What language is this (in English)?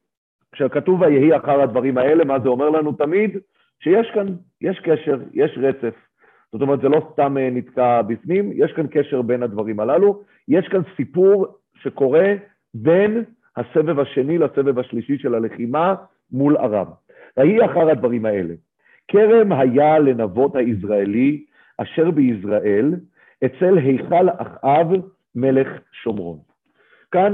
Hebrew